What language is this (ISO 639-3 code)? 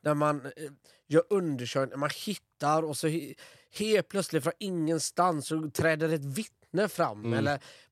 swe